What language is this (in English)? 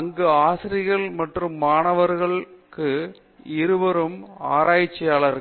Tamil